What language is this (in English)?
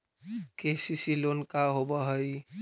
Magahi